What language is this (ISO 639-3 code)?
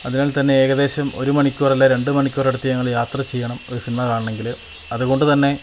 mal